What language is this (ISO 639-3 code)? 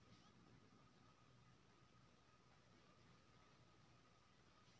mai